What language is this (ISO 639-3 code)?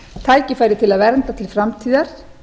isl